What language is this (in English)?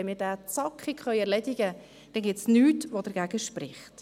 Swiss German